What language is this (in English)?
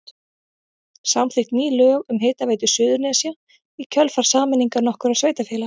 Icelandic